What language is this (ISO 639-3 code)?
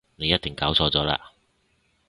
yue